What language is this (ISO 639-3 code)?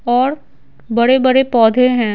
hin